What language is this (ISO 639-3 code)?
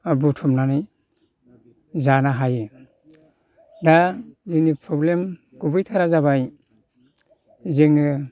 brx